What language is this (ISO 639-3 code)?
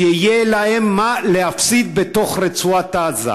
heb